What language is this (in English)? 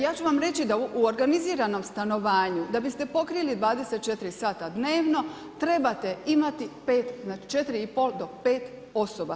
Croatian